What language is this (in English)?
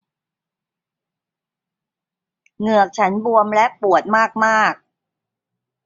Thai